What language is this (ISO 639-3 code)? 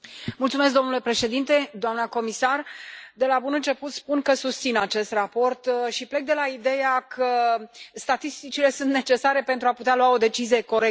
ron